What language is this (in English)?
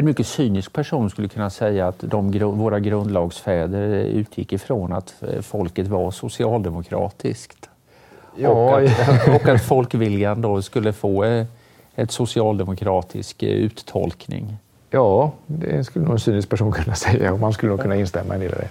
Swedish